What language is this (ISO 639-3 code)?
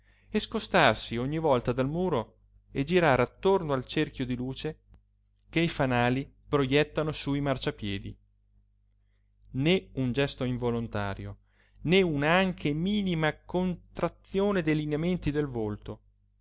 ita